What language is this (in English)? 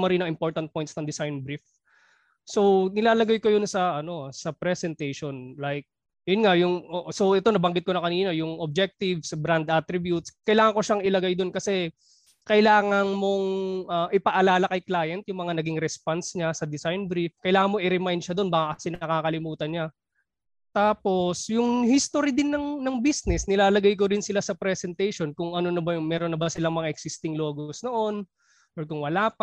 Filipino